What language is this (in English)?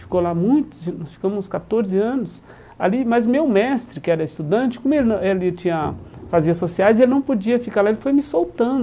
Portuguese